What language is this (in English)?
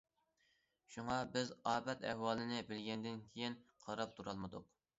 Uyghur